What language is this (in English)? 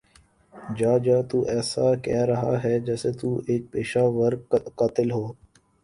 Urdu